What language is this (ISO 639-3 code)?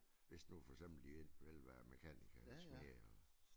dan